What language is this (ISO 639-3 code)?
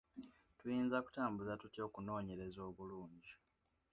lug